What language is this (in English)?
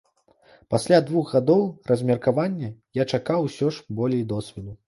Belarusian